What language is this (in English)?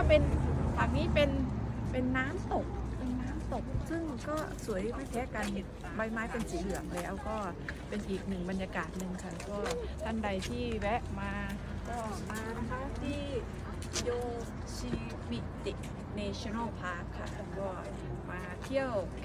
Thai